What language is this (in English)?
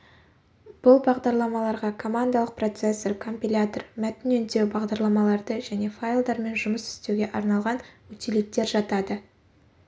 Kazakh